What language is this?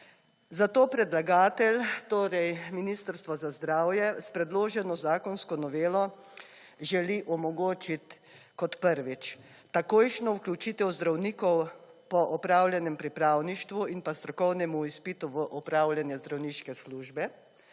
Slovenian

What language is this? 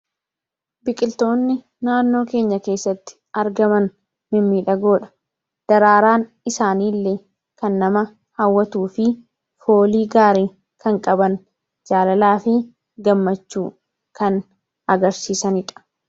Oromo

